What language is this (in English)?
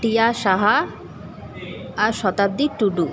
Bangla